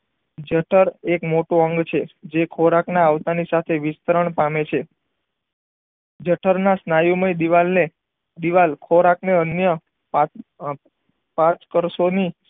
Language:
Gujarati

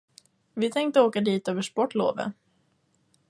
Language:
Swedish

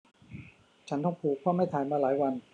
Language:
Thai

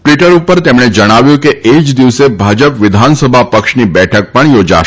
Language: Gujarati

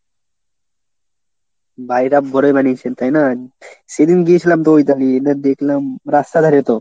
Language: Bangla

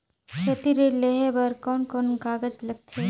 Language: Chhattisgarhi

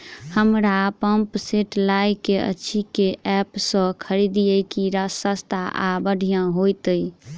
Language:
Maithili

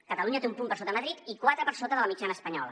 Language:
Catalan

